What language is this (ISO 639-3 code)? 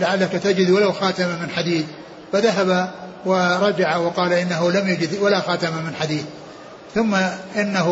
ara